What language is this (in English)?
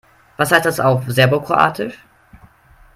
German